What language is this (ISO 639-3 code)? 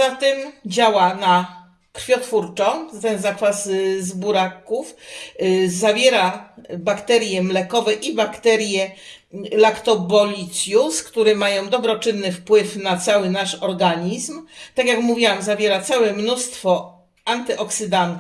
pol